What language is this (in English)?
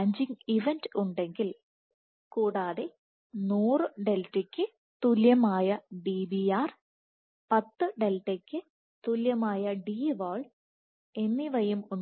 Malayalam